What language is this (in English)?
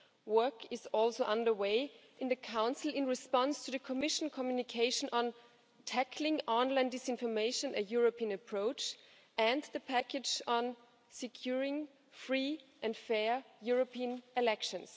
English